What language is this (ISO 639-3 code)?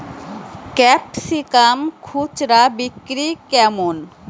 ben